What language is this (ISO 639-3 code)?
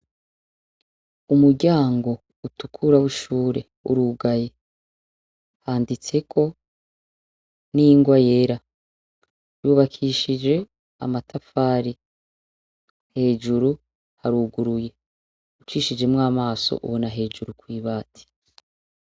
run